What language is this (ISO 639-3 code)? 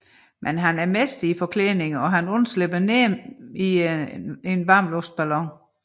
dan